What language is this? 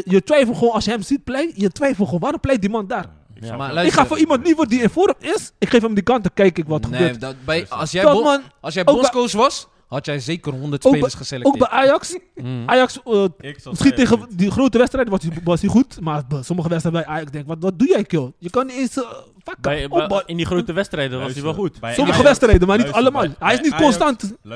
Dutch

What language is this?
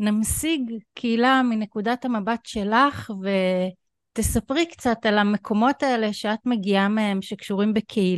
Hebrew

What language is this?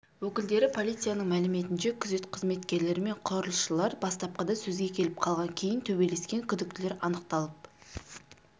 Kazakh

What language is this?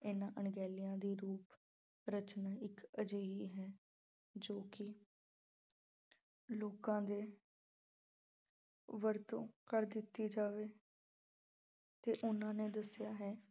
Punjabi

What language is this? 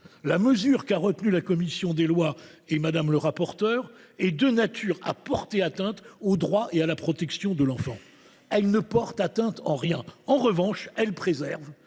French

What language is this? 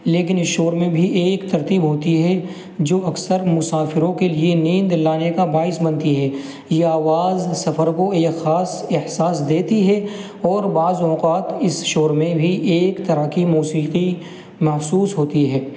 Urdu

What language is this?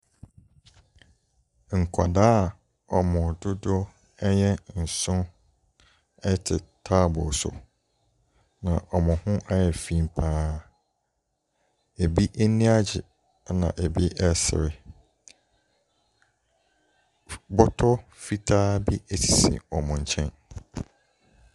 Akan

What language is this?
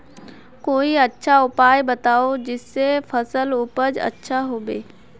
Magahi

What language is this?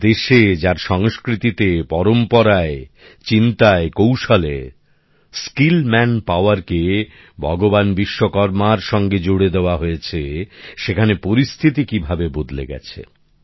Bangla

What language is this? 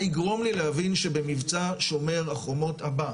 Hebrew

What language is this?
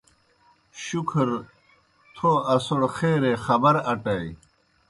Kohistani Shina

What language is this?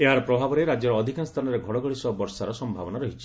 Odia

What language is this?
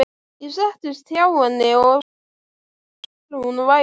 Icelandic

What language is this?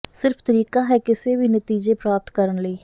Punjabi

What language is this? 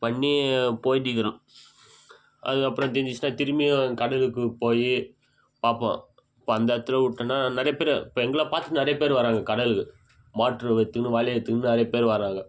Tamil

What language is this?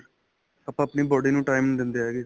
Punjabi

